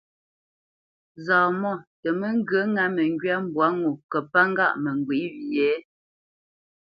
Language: Bamenyam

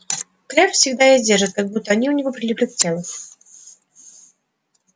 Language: Russian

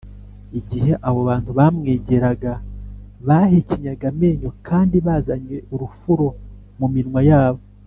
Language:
Kinyarwanda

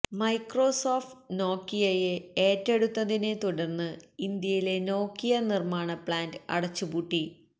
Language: Malayalam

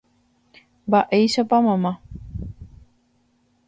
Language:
Guarani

